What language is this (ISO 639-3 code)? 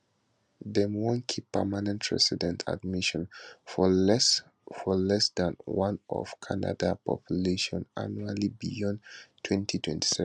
pcm